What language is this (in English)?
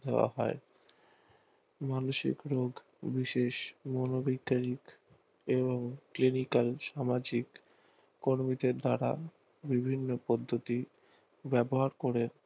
Bangla